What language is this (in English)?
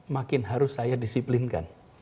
Indonesian